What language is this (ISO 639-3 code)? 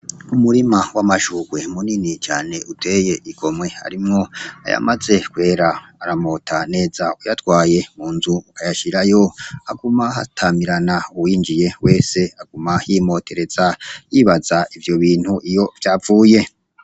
run